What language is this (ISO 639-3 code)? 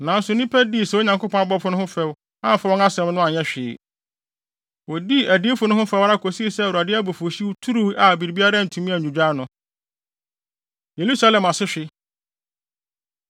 aka